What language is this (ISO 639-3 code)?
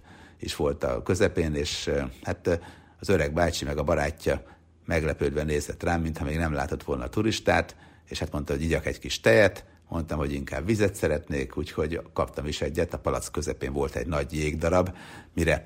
hun